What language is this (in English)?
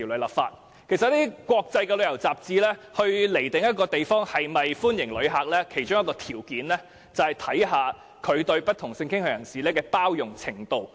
Cantonese